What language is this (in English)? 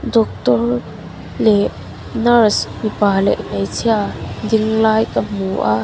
Mizo